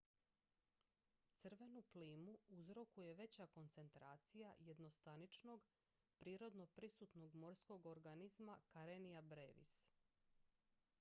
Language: Croatian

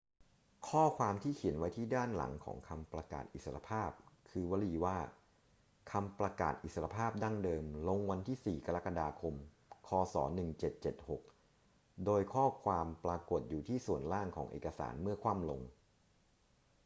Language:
Thai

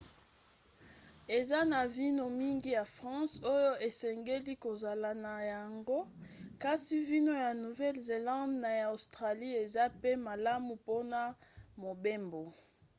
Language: Lingala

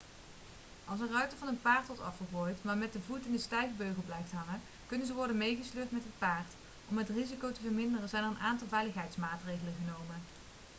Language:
Dutch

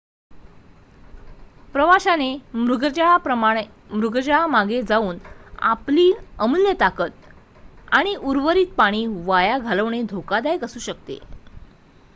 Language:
Marathi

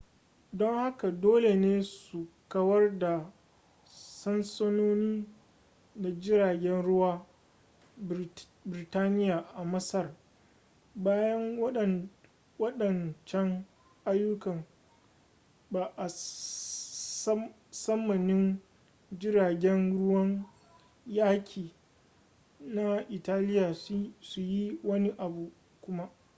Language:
Hausa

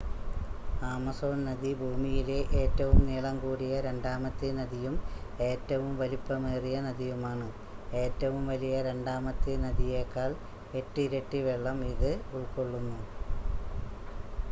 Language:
Malayalam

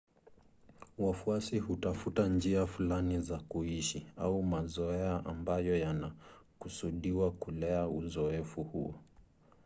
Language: Swahili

